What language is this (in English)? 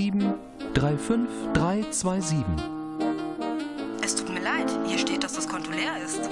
German